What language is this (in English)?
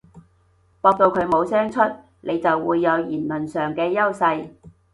Cantonese